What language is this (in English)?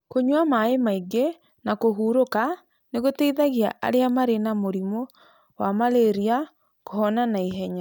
Kikuyu